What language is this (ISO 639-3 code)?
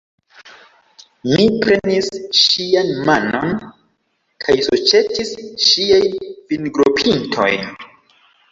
epo